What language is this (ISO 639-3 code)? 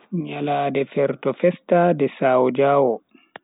fui